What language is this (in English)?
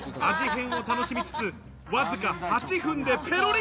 Japanese